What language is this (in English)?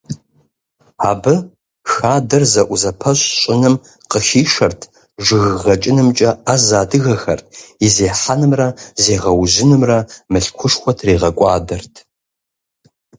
Kabardian